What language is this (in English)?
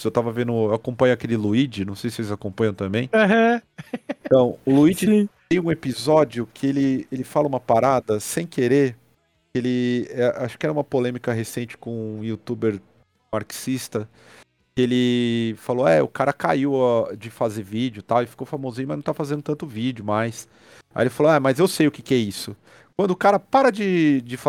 Portuguese